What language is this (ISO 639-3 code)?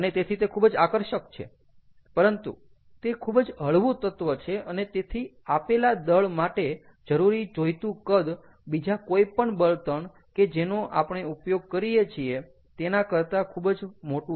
guj